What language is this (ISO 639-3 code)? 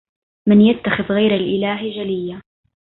ara